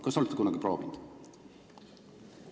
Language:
Estonian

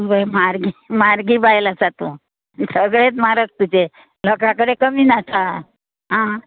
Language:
Konkani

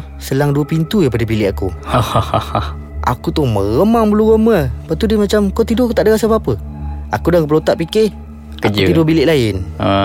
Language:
Malay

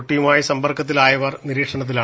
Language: Malayalam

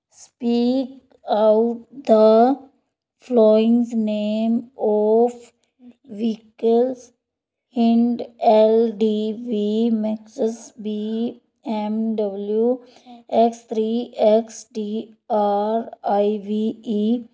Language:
Punjabi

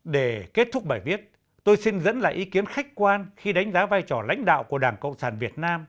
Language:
Vietnamese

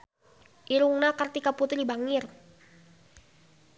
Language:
Sundanese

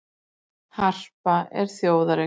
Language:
Icelandic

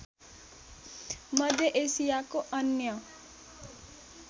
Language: Nepali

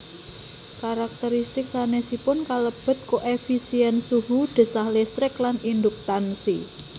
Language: Javanese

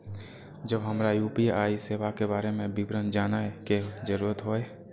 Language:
Maithili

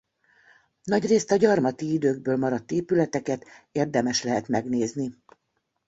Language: Hungarian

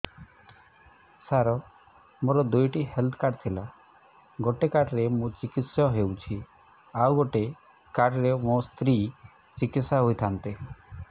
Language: Odia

